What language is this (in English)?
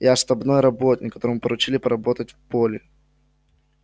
Russian